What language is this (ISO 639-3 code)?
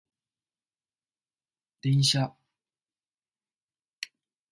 jpn